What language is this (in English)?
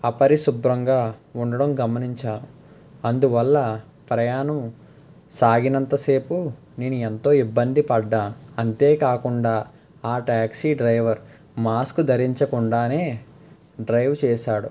Telugu